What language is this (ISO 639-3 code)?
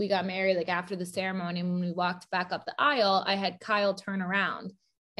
eng